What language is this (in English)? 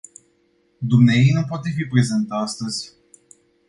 Romanian